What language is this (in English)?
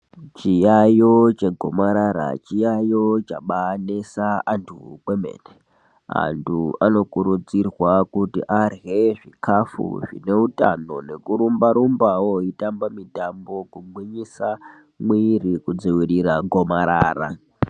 Ndau